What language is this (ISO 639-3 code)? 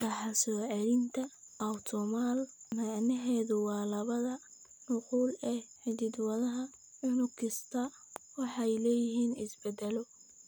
som